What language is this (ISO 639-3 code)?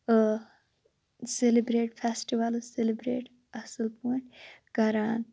kas